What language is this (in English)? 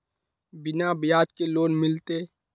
Magahi